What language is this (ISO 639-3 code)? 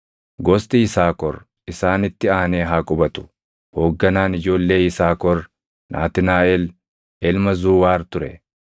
orm